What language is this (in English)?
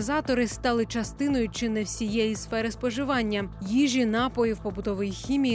Ukrainian